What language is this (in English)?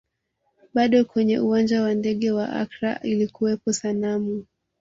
Swahili